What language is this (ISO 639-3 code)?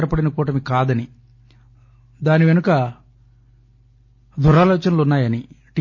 tel